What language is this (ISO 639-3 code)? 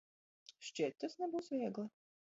lav